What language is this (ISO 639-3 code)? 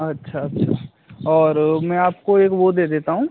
hin